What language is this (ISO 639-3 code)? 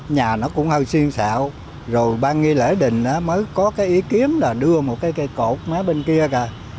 vie